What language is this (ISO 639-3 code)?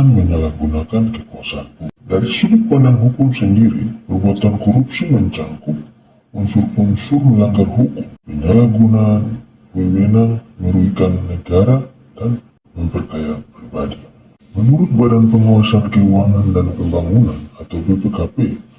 ind